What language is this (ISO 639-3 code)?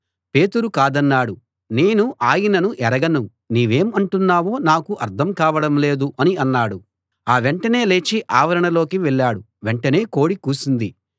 tel